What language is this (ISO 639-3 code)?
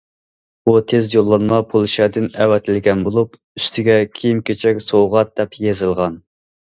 uig